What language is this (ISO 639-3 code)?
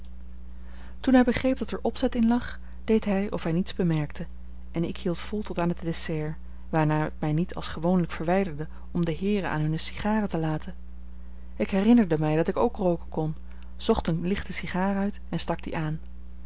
nld